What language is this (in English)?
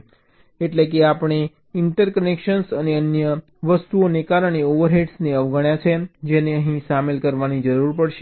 Gujarati